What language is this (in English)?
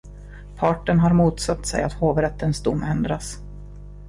Swedish